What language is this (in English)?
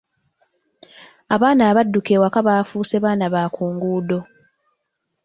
Ganda